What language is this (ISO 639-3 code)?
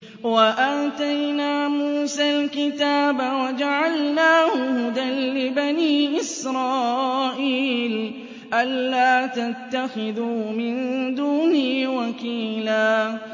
ara